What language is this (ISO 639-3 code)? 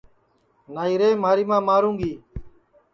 ssi